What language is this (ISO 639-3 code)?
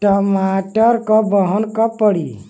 bho